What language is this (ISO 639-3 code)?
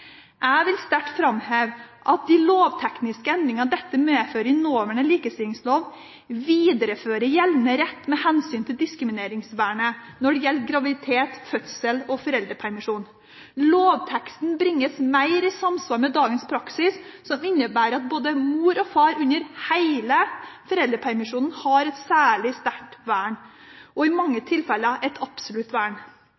nob